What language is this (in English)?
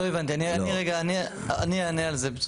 Hebrew